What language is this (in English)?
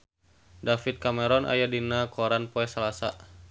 Sundanese